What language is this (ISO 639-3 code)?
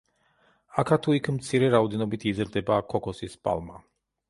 kat